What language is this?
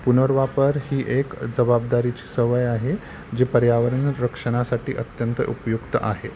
Marathi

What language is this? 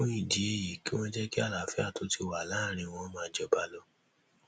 Yoruba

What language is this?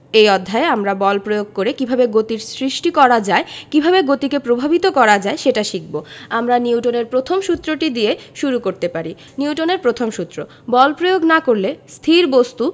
Bangla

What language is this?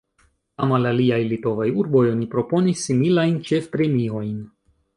Esperanto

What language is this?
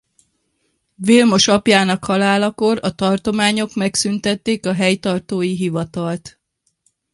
Hungarian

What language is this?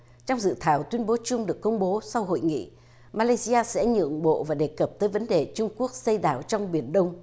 Vietnamese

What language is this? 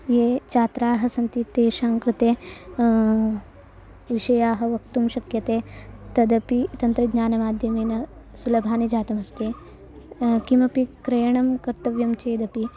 Sanskrit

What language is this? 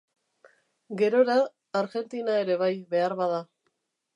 Basque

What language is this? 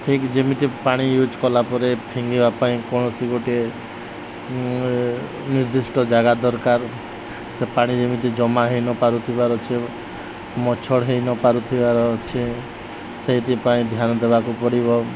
Odia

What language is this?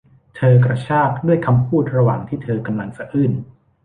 Thai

